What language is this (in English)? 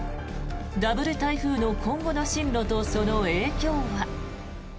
Japanese